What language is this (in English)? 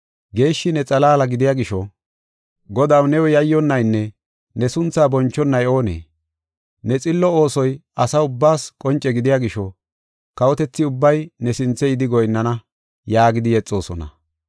Gofa